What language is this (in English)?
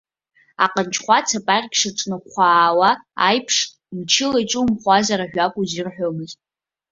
Abkhazian